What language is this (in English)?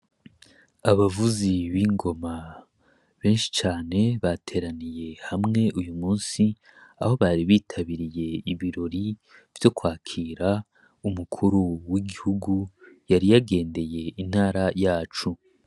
Rundi